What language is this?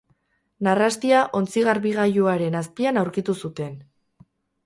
Basque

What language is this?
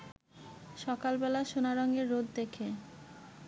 Bangla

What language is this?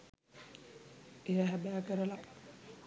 Sinhala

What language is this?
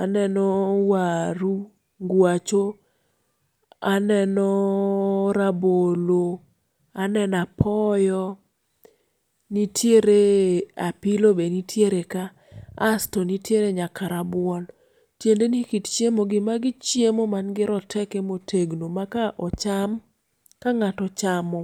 Luo (Kenya and Tanzania)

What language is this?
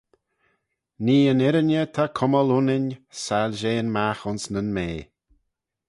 Manx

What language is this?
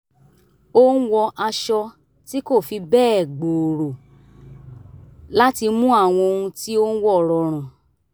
Yoruba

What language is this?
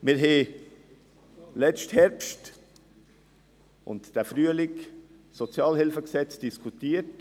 Swiss German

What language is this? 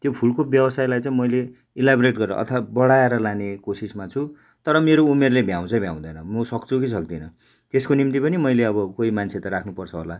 Nepali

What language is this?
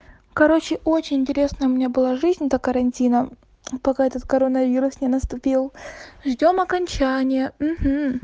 Russian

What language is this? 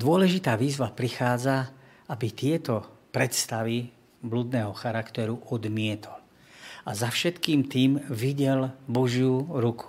Slovak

